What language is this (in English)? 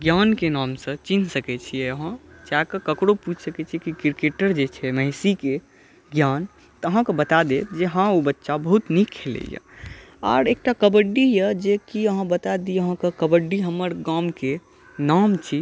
Maithili